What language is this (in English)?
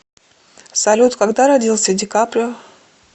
Russian